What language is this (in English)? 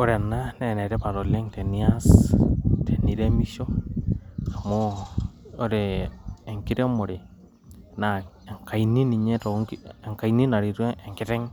Masai